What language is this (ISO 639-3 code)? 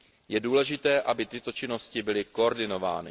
ces